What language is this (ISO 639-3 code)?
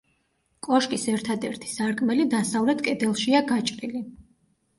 kat